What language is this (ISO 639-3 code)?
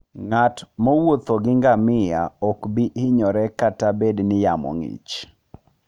luo